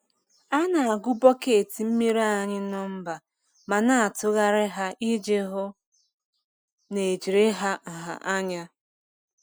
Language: Igbo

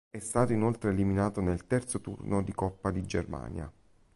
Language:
Italian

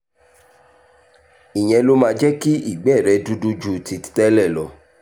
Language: Yoruba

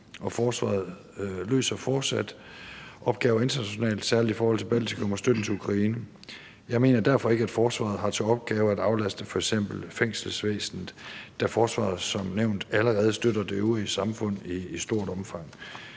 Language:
Danish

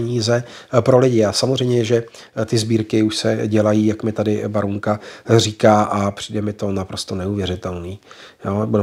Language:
Czech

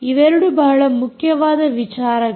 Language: Kannada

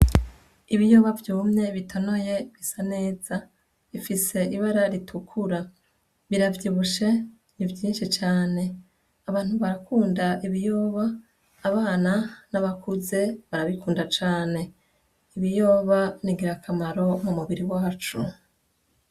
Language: Rundi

